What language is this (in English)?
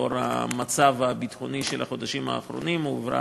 Hebrew